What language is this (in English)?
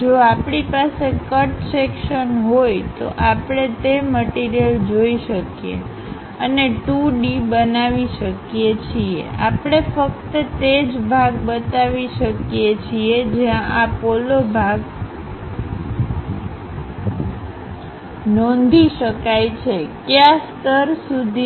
Gujarati